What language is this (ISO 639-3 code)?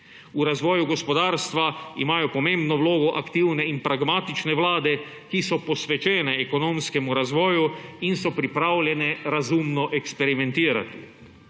slv